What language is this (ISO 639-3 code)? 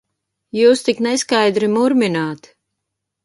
lav